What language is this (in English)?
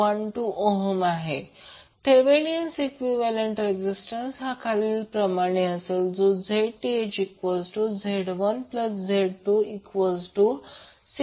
Marathi